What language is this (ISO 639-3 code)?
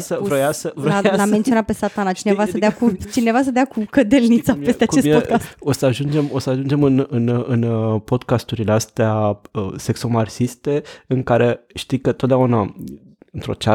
ron